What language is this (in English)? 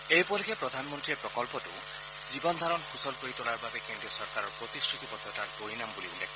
Assamese